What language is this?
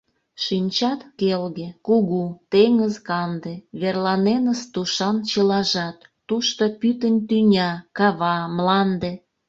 Mari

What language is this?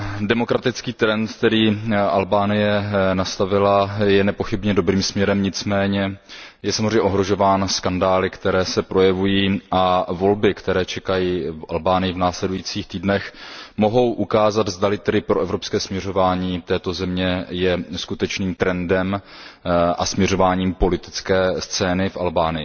Czech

